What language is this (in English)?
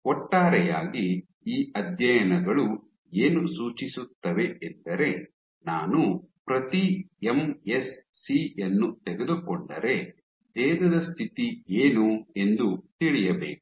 Kannada